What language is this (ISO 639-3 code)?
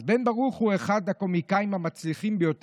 heb